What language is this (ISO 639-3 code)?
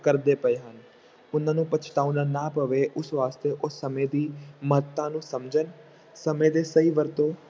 pan